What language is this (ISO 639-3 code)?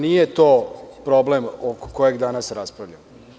srp